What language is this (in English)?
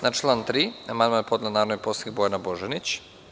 Serbian